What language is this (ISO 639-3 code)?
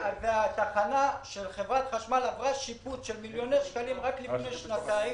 heb